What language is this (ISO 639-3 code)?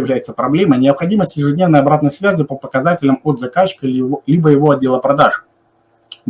rus